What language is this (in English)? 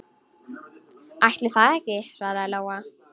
Icelandic